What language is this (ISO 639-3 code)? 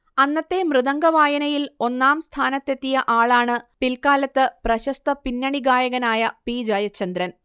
mal